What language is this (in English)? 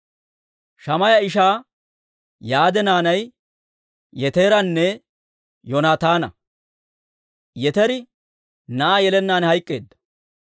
Dawro